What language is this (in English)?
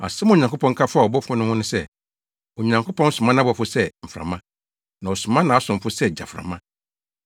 Akan